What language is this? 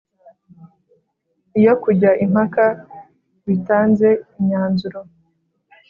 Kinyarwanda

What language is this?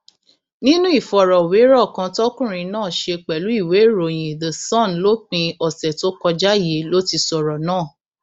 Yoruba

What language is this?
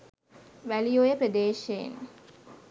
Sinhala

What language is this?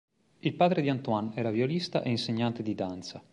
Italian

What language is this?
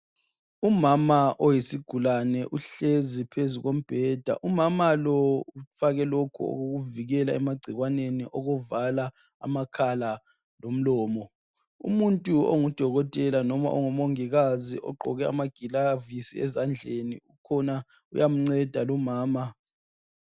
North Ndebele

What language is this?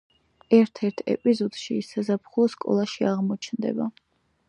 Georgian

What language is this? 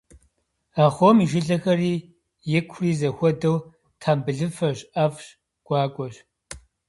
Kabardian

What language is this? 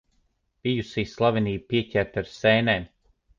Latvian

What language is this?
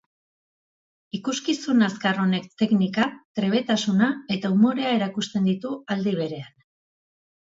Basque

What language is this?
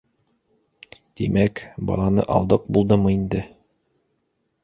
Bashkir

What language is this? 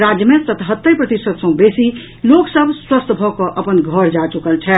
Maithili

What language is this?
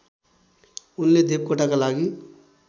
Nepali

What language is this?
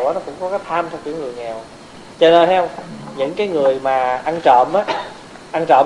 Vietnamese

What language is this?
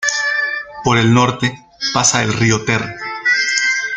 Spanish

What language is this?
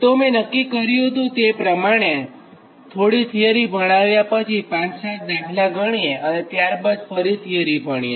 Gujarati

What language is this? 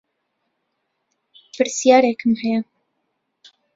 Central Kurdish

